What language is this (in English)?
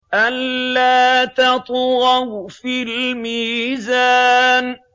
Arabic